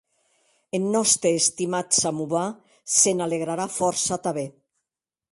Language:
Occitan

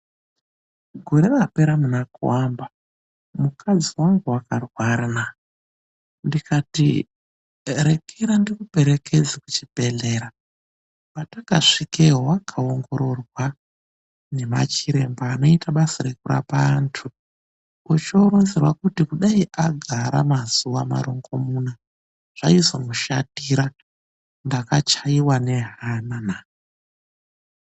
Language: Ndau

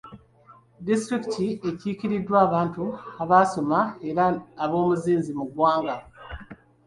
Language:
Ganda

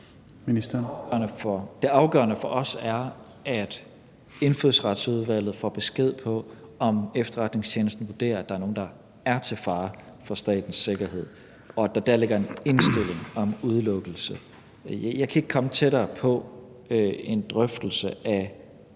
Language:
Danish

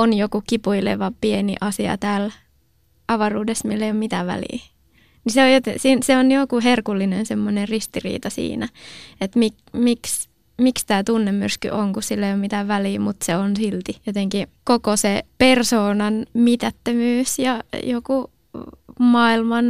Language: Finnish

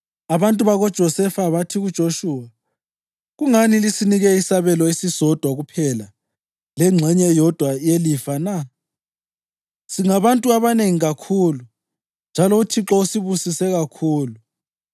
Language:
North Ndebele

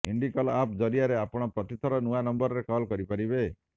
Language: Odia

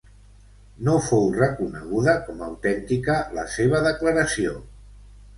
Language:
Catalan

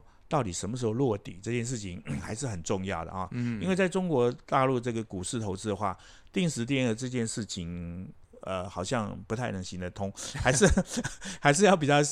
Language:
Chinese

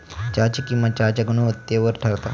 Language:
Marathi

